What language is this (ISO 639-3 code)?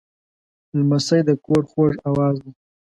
pus